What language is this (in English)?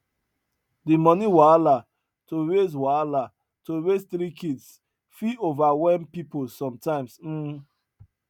Nigerian Pidgin